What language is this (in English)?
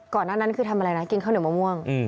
Thai